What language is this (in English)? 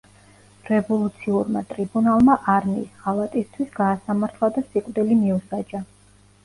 Georgian